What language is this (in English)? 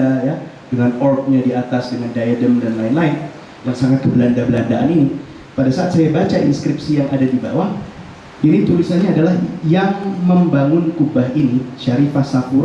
Indonesian